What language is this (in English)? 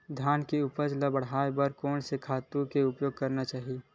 Chhattisgarhi